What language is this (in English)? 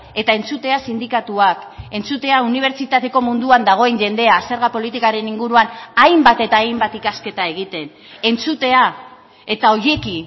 Basque